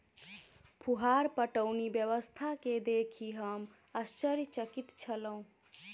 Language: Maithili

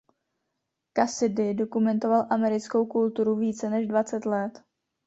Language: Czech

